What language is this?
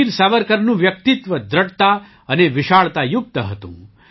Gujarati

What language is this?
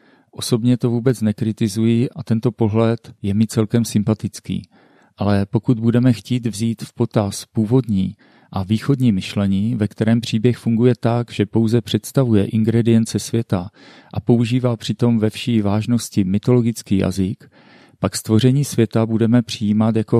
Czech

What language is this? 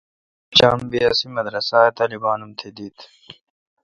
Kalkoti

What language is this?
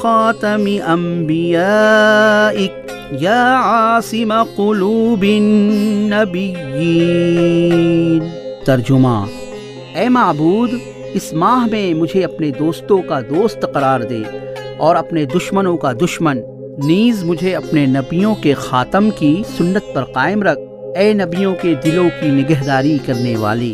Urdu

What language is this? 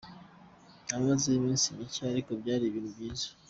Kinyarwanda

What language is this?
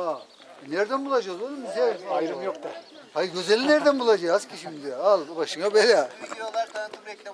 Turkish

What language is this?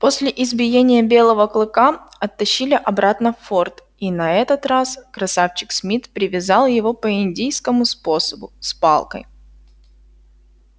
Russian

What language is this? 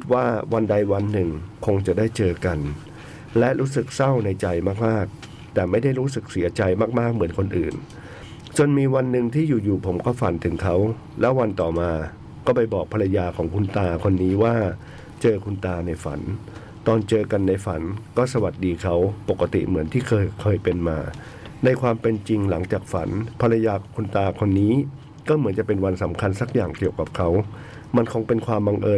Thai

